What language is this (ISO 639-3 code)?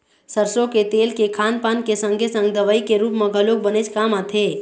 hne